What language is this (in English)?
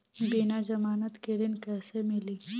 Bhojpuri